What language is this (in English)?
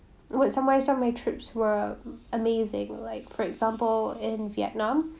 English